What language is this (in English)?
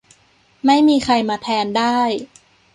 Thai